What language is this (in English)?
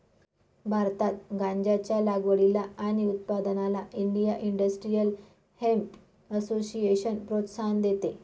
Marathi